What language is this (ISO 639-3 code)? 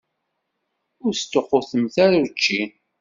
kab